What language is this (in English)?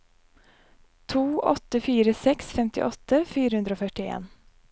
Norwegian